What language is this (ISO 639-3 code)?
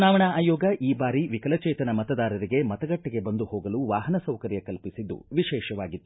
kan